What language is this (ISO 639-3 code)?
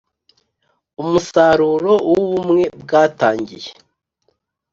kin